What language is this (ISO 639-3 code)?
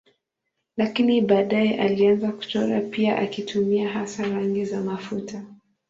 swa